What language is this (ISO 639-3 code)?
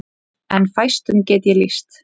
isl